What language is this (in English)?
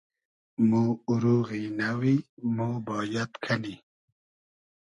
Hazaragi